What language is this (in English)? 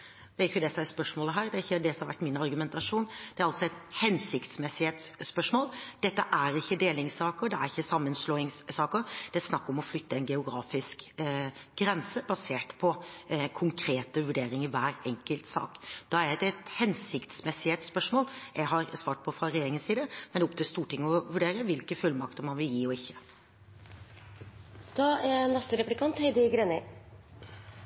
Norwegian Bokmål